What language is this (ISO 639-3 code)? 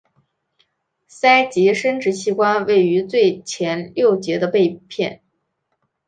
zho